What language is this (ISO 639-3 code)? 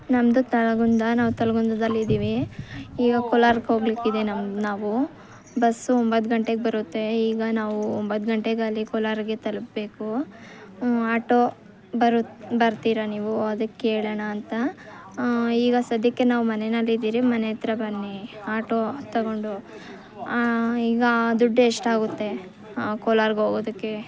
kan